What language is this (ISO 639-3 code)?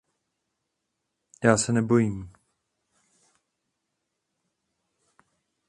ces